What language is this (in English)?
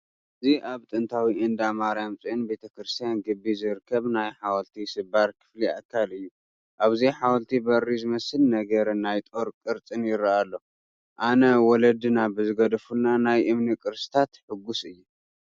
Tigrinya